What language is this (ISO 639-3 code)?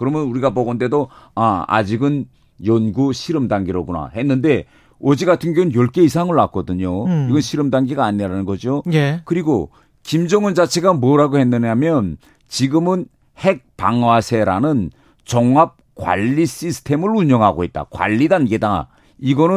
kor